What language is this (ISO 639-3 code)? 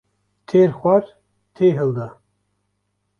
kur